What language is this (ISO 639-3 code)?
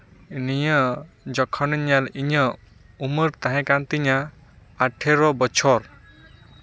sat